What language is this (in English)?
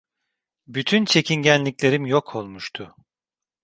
Turkish